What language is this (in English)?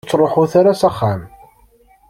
Kabyle